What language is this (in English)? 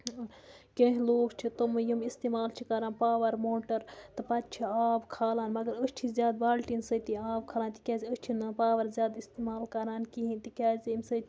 Kashmiri